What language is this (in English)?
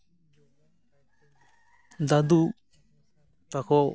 Santali